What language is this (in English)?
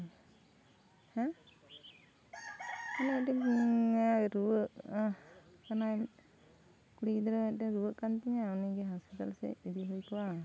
Santali